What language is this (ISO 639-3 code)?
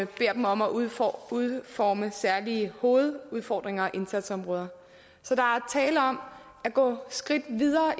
dan